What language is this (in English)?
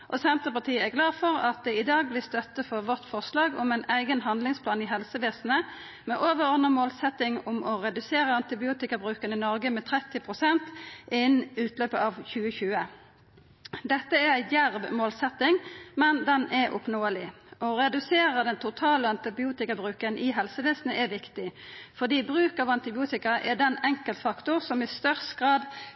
Norwegian Nynorsk